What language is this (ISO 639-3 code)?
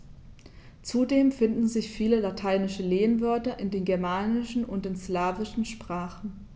deu